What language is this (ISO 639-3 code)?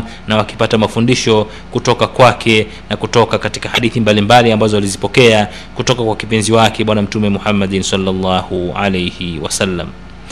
swa